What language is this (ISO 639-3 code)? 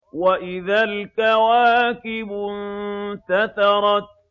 ara